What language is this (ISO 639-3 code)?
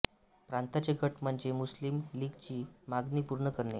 mar